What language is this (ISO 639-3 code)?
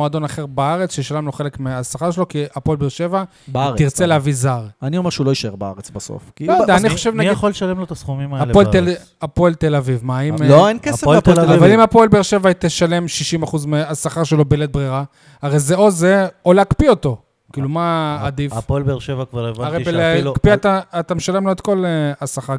heb